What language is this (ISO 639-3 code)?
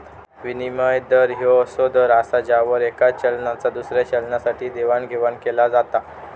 mar